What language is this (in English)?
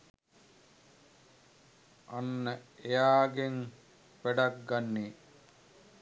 Sinhala